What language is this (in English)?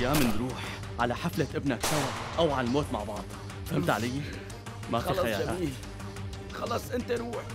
Arabic